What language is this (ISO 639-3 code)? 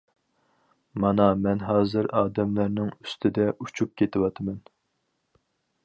uig